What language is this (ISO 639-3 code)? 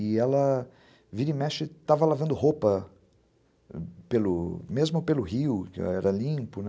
por